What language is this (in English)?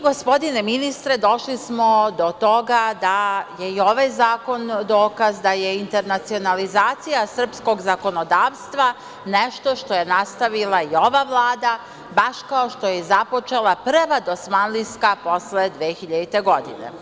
Serbian